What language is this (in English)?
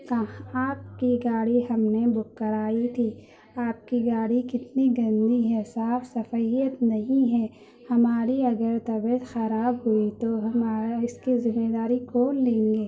Urdu